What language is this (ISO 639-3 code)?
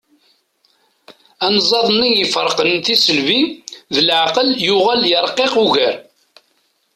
kab